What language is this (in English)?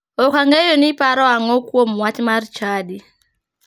Luo (Kenya and Tanzania)